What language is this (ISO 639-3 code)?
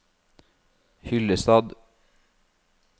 nor